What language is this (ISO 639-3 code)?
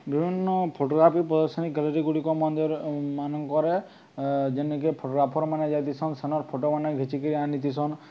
ori